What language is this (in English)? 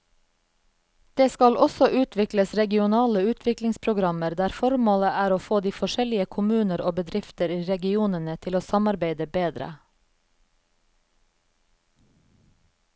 Norwegian